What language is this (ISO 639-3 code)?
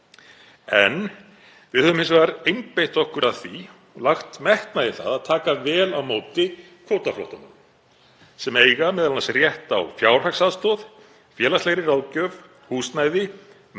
isl